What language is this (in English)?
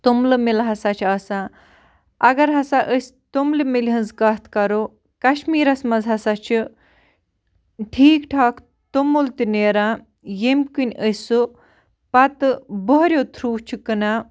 Kashmiri